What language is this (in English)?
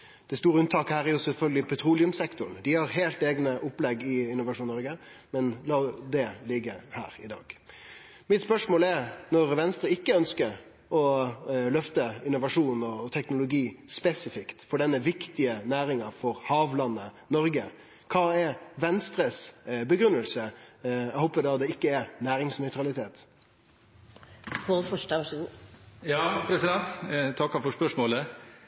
Norwegian